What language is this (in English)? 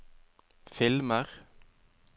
Norwegian